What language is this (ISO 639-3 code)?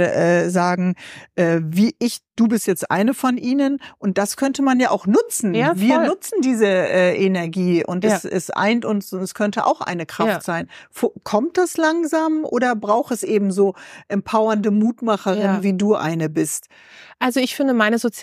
deu